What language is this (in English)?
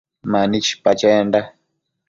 Matsés